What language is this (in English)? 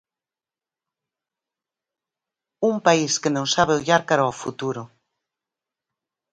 Galician